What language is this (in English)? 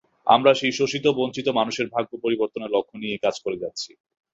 Bangla